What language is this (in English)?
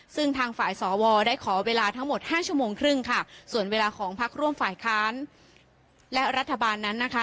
Thai